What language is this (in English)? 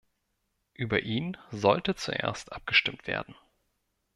German